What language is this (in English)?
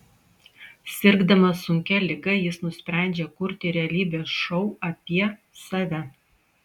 Lithuanian